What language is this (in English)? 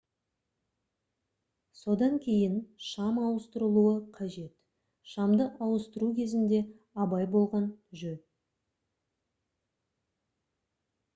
Kazakh